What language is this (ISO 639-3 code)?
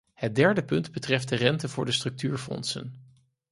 nld